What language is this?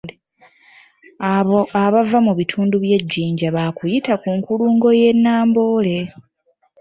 Ganda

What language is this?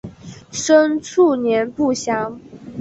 Chinese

